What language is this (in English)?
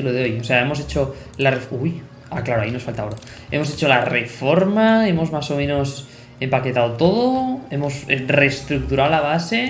Spanish